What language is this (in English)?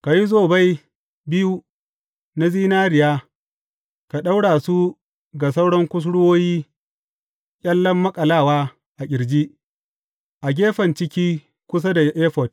Hausa